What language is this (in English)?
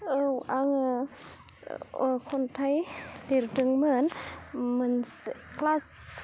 Bodo